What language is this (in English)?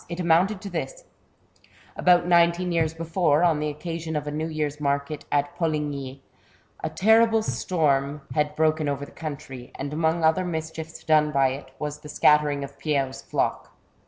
English